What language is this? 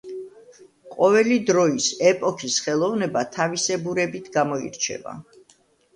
Georgian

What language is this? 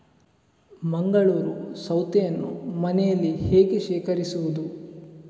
Kannada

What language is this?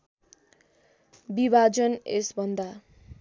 Nepali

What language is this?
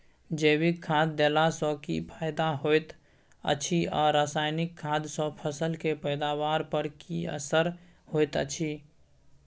Maithili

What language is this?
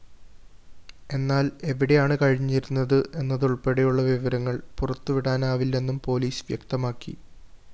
Malayalam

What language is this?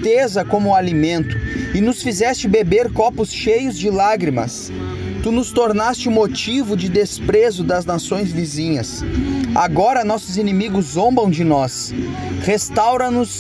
Portuguese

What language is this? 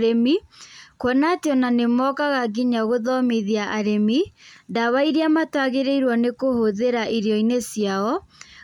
Kikuyu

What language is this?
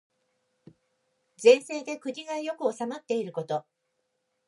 Japanese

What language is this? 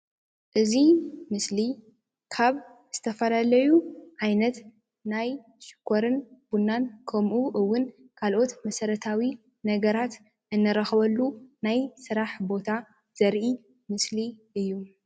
Tigrinya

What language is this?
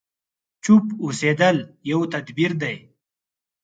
Pashto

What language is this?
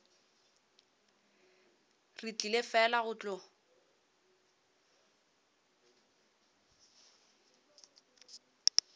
Northern Sotho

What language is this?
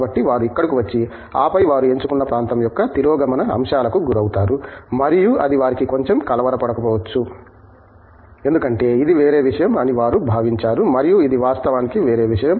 Telugu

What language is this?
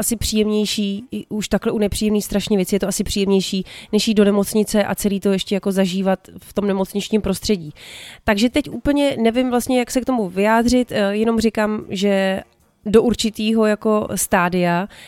Czech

